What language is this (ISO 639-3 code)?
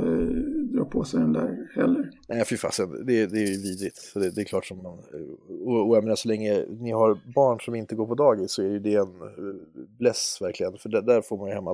swe